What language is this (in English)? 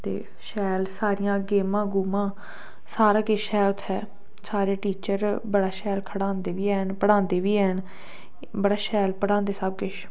Dogri